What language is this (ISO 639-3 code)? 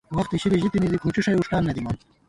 gwt